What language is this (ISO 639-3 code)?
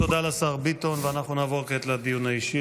heb